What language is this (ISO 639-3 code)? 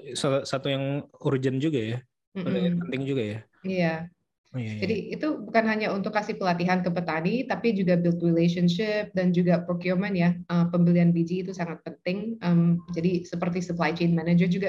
ind